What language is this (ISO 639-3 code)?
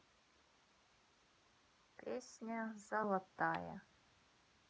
rus